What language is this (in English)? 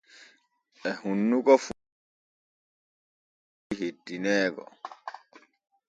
Borgu Fulfulde